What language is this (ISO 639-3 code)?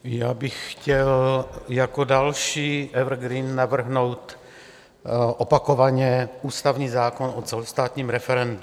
ces